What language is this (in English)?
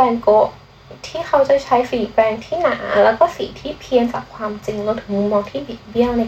Thai